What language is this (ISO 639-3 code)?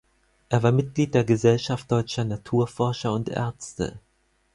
deu